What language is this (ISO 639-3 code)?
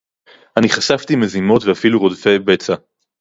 heb